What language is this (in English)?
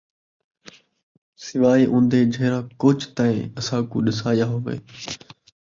Saraiki